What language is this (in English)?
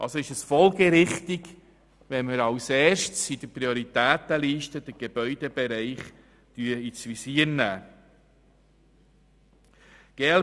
Swiss German